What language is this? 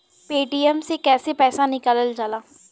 Bhojpuri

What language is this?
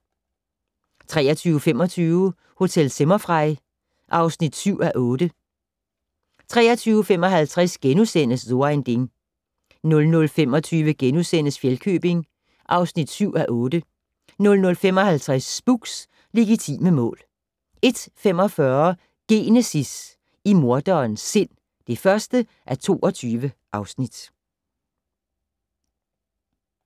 Danish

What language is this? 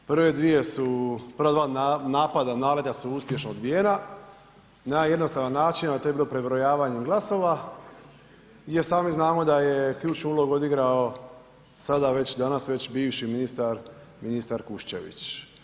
Croatian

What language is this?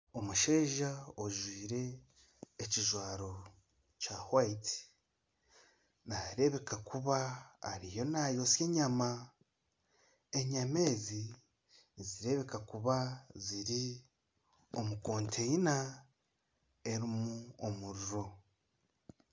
Nyankole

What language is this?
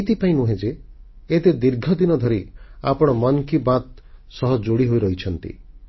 Odia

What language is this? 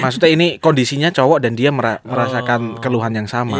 Indonesian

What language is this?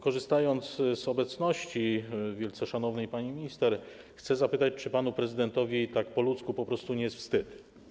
Polish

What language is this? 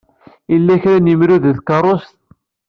Kabyle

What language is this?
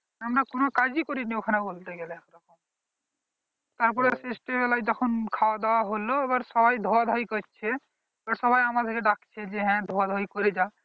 Bangla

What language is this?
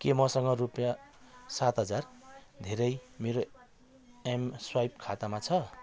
Nepali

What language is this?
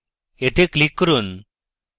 Bangla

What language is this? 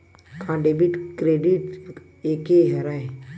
Chhattisgarhi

